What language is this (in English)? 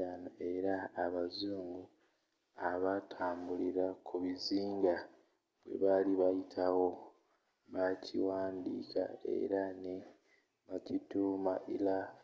Ganda